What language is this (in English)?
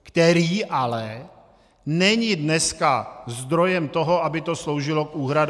Czech